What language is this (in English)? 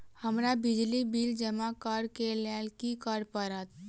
Maithili